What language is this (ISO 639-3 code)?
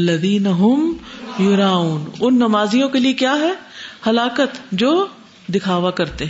urd